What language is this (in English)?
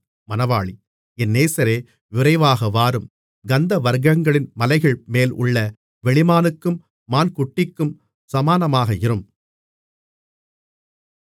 Tamil